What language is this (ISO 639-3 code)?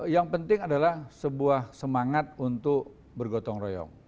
ind